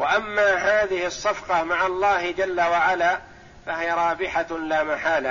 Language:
Arabic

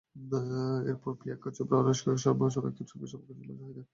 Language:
Bangla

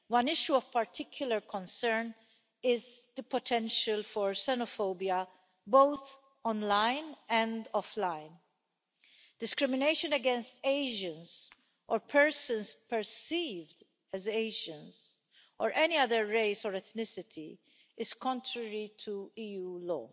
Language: English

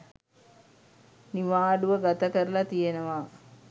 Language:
Sinhala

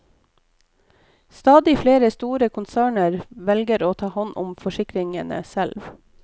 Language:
Norwegian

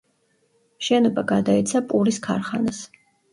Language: Georgian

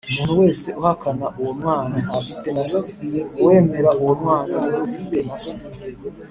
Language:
Kinyarwanda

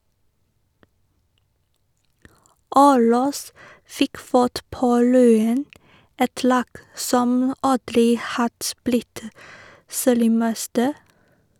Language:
Norwegian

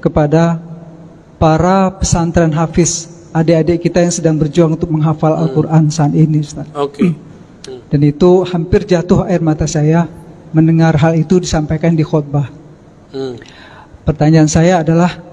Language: Indonesian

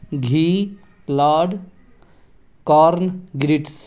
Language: Urdu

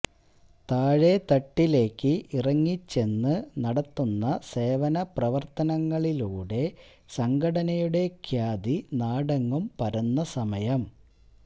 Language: Malayalam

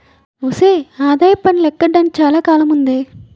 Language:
Telugu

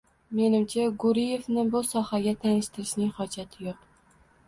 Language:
Uzbek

